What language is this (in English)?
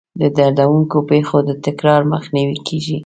Pashto